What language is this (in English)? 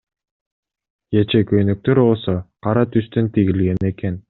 Kyrgyz